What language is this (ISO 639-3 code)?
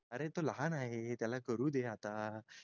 mar